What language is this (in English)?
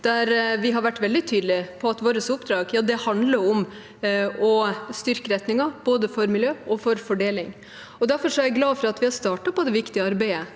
Norwegian